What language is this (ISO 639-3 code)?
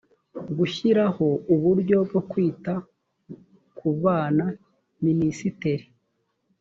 kin